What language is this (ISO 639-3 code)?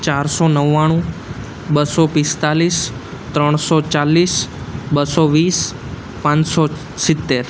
guj